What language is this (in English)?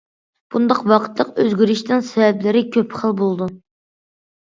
Uyghur